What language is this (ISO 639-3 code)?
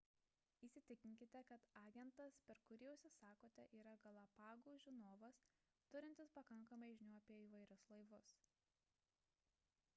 lit